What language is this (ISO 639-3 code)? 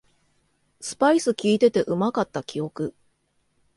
jpn